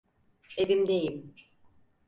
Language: Turkish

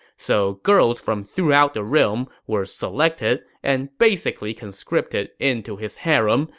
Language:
English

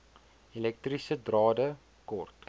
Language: Afrikaans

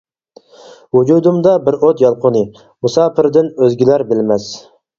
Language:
Uyghur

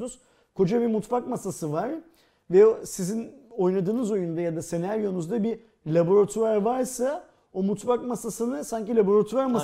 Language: Turkish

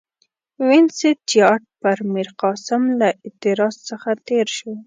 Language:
Pashto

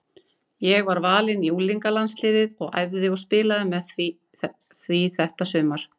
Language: Icelandic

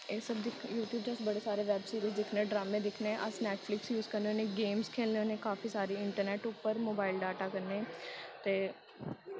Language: Dogri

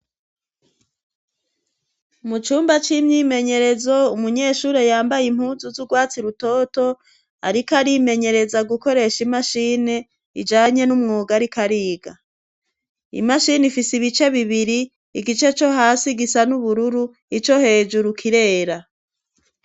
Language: Rundi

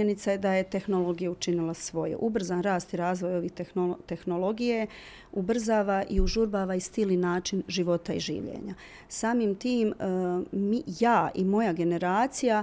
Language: Croatian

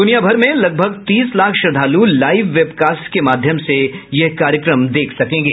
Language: Hindi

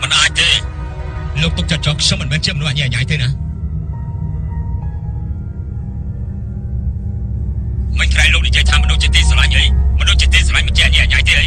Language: Thai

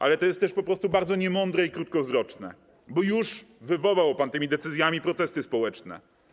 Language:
Polish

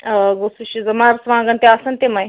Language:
Kashmiri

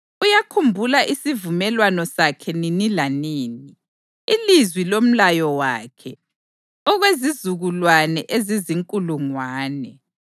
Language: North Ndebele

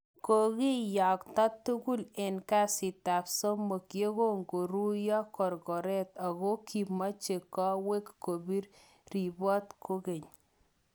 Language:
Kalenjin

